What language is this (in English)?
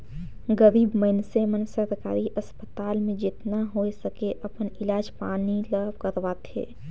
Chhattisgarhi